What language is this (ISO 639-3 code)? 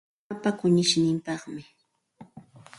qxt